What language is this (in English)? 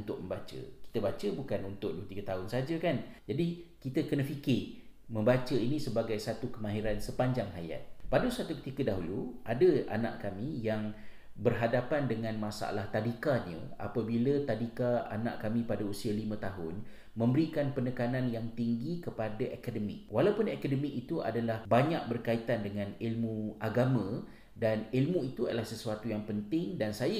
Malay